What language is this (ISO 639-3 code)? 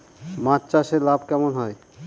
ben